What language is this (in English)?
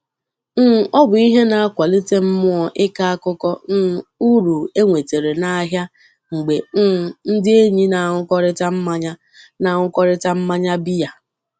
Igbo